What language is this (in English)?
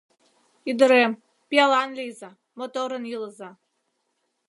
Mari